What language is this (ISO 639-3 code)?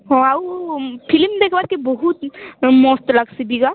ori